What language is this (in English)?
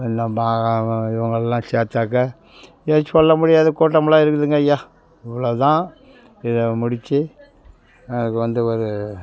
Tamil